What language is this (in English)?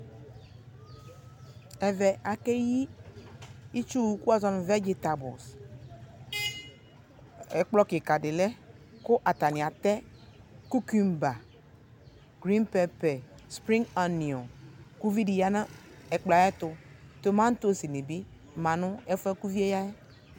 Ikposo